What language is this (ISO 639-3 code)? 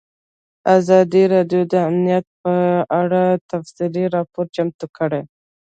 pus